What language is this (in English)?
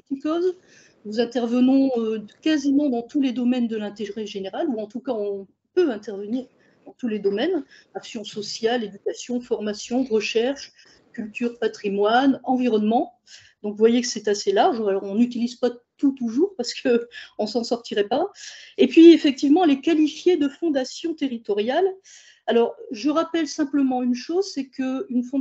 French